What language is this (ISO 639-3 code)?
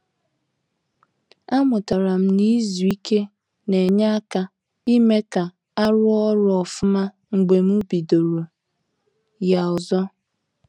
ibo